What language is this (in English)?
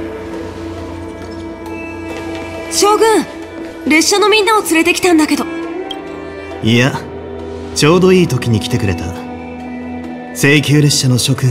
Japanese